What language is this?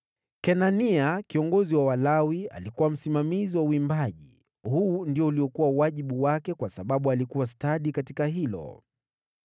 Swahili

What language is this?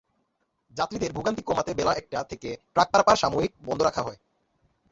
Bangla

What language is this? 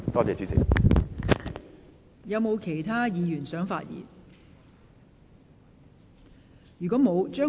Cantonese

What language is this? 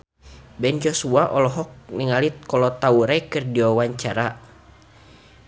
Sundanese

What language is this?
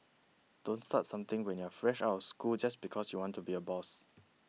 English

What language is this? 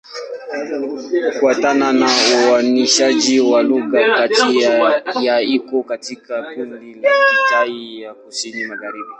Swahili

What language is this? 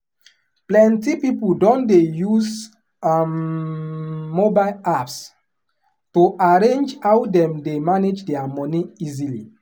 Nigerian Pidgin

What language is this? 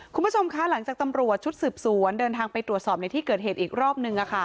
Thai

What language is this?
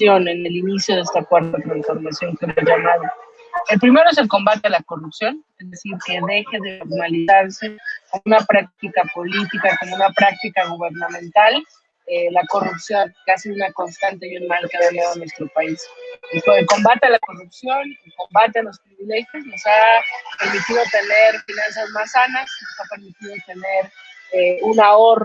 Spanish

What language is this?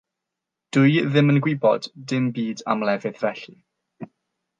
Welsh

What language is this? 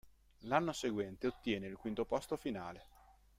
Italian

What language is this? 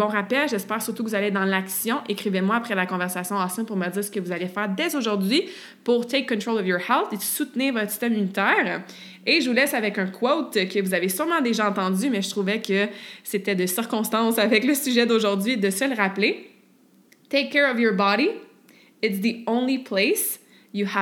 French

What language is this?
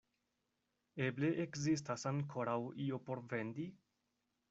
Esperanto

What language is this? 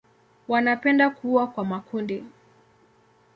Swahili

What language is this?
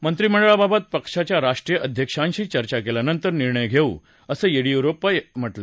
Marathi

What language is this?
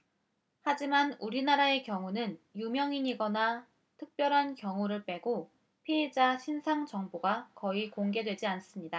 Korean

